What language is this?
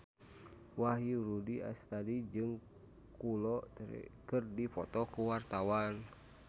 Sundanese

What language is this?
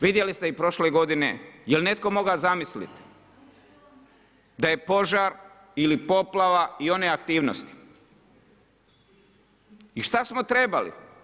Croatian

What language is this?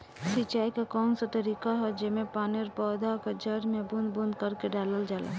Bhojpuri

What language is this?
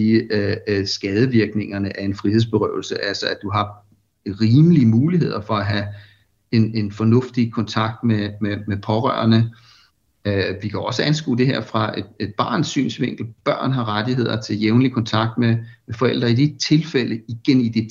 Danish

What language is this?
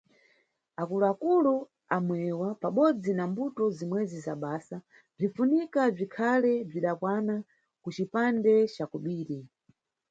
Nyungwe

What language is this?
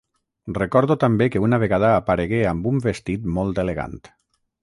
Catalan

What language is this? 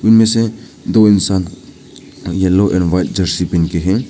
Hindi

